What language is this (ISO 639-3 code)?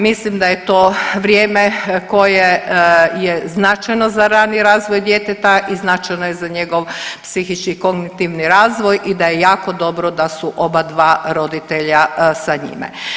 hrv